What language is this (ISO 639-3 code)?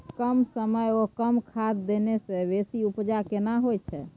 mai